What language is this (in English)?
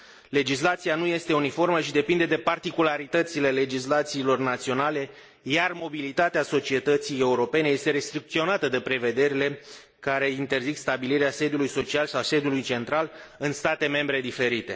Romanian